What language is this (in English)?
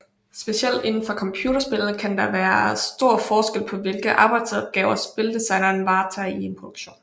Danish